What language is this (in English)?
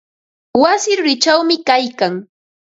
Ambo-Pasco Quechua